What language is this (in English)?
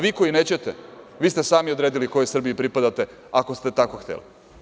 Serbian